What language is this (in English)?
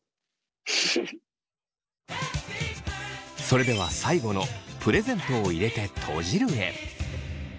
Japanese